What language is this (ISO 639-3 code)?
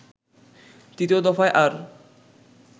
ben